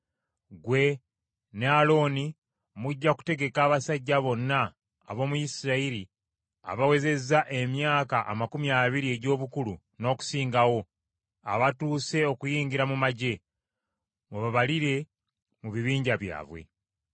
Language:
Ganda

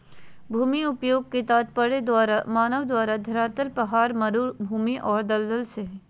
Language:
Magahi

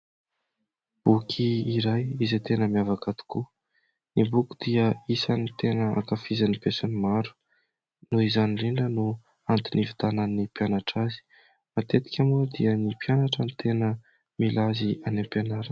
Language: Malagasy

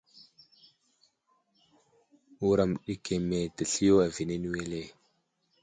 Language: Wuzlam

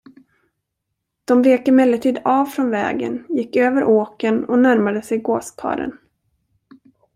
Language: Swedish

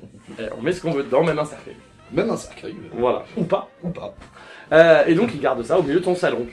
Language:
French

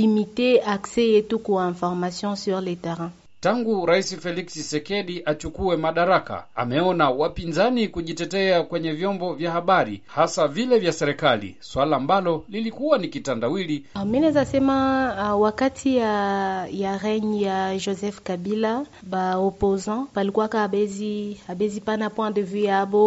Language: Swahili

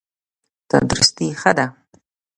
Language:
Pashto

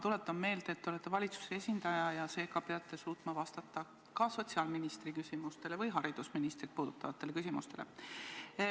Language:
Estonian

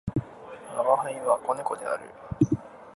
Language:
Japanese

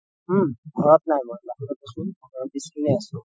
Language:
Assamese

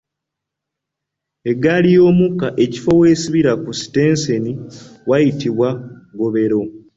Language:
Ganda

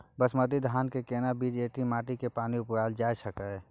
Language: Maithili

